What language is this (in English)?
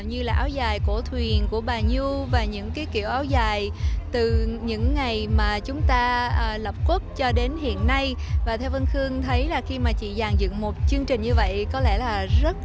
Vietnamese